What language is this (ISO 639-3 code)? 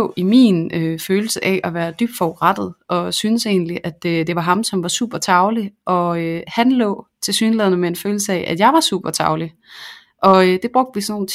dan